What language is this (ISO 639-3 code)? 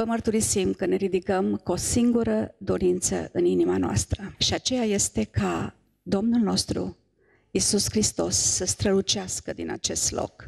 ron